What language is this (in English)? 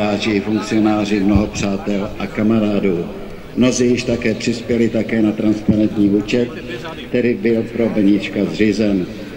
Czech